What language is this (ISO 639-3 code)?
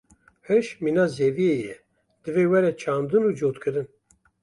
kur